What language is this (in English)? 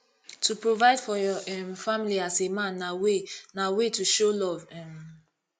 Nigerian Pidgin